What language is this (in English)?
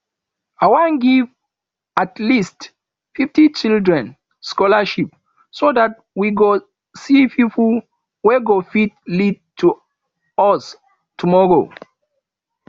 Nigerian Pidgin